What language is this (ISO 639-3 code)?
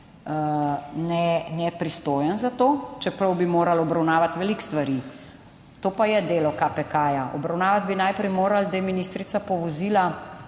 slv